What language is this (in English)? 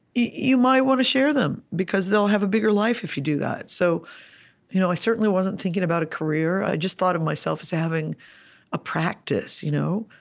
English